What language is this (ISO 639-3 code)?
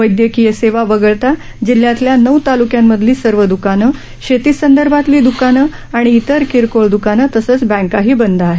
mar